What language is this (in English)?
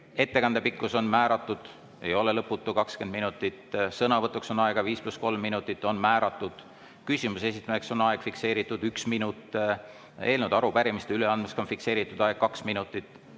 Estonian